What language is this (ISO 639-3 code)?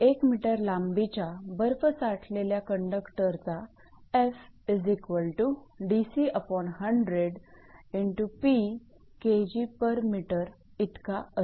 mar